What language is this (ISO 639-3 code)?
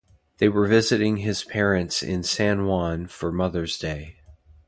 eng